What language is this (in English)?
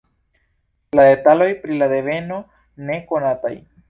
Esperanto